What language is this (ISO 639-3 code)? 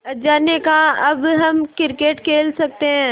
hin